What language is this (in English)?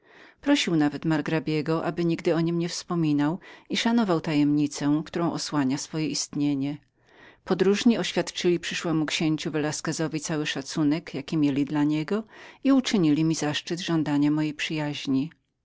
Polish